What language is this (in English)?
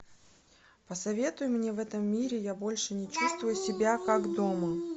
Russian